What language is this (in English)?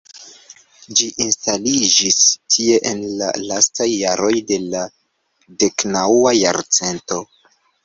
Esperanto